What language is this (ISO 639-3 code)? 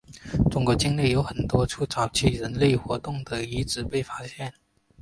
zho